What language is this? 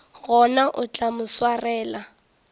Northern Sotho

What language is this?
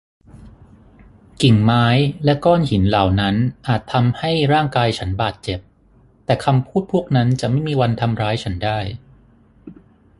Thai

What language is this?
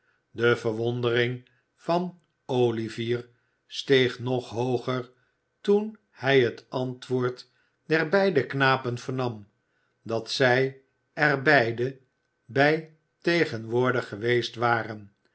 Dutch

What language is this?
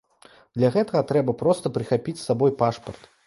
Belarusian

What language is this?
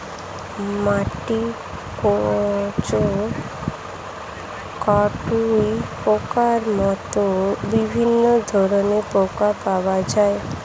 Bangla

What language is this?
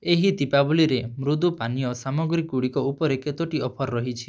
Odia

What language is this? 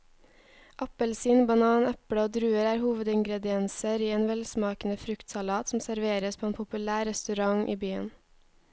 Norwegian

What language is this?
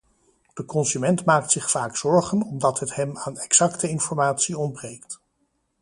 Dutch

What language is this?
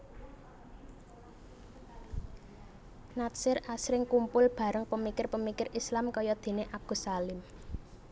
Javanese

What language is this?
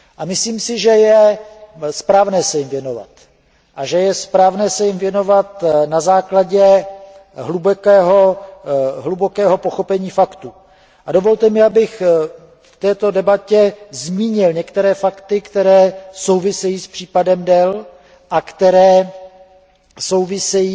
Czech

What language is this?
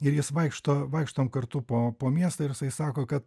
Lithuanian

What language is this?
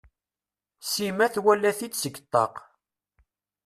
Kabyle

